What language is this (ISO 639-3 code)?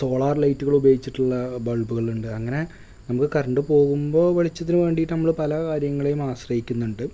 mal